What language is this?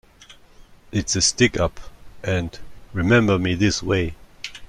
English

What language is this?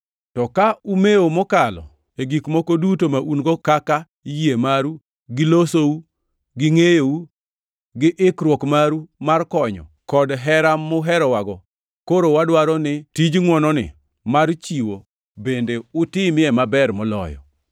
Luo (Kenya and Tanzania)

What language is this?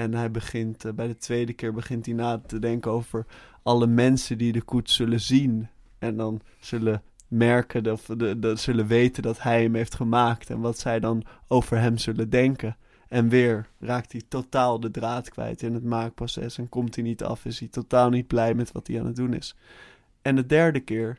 Dutch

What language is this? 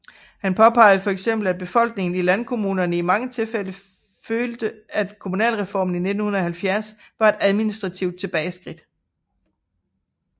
Danish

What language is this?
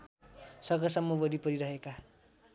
Nepali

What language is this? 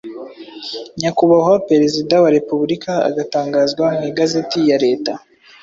Kinyarwanda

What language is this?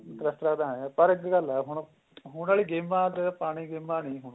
Punjabi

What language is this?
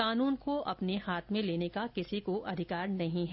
Hindi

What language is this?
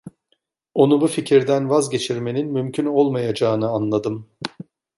Turkish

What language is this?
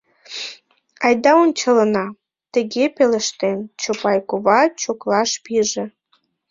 Mari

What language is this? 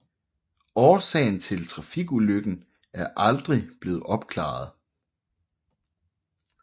Danish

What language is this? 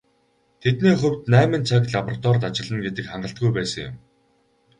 Mongolian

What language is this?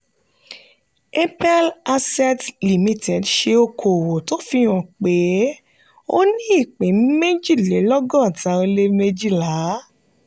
Yoruba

